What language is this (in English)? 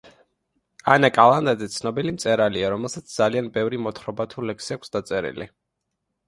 Georgian